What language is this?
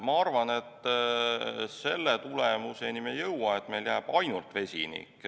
Estonian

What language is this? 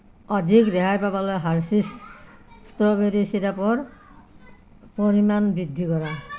Assamese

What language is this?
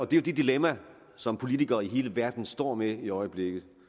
Danish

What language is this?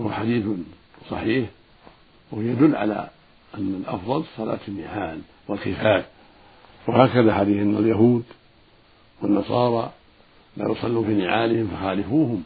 Arabic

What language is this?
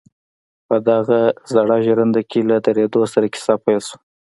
Pashto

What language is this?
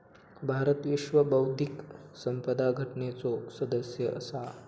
Marathi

